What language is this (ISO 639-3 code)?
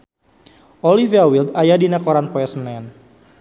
sun